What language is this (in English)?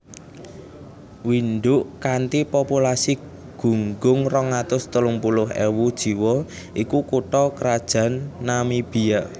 Javanese